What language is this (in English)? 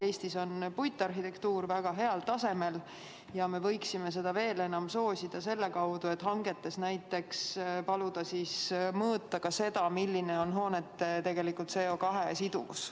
Estonian